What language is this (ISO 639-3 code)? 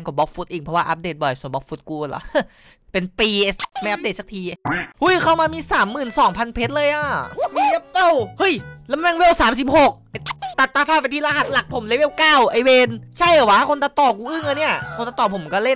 tha